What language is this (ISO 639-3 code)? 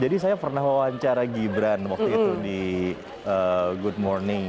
ind